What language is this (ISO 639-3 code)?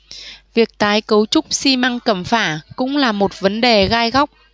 vie